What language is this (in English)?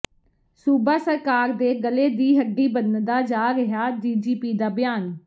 Punjabi